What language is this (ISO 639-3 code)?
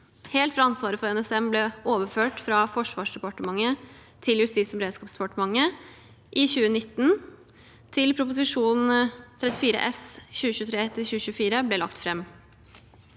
nor